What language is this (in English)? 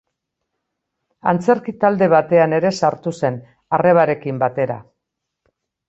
Basque